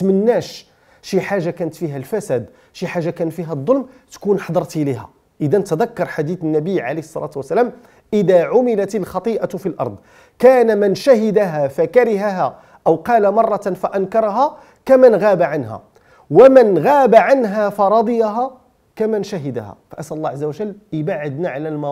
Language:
Arabic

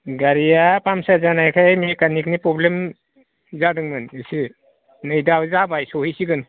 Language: Bodo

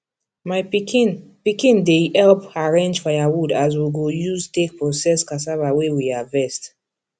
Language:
Nigerian Pidgin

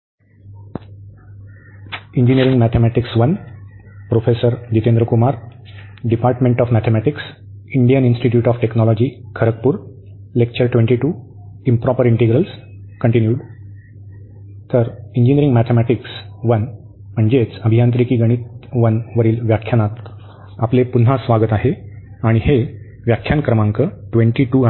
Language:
Marathi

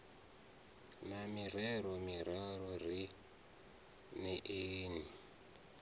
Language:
Venda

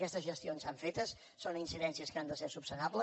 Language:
Catalan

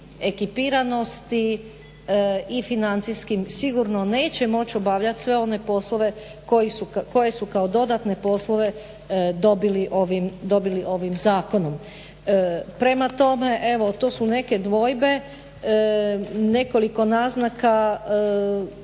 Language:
Croatian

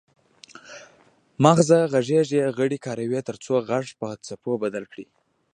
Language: Pashto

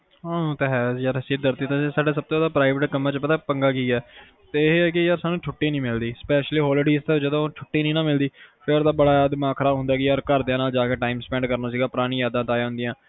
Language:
Punjabi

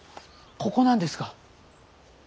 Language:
Japanese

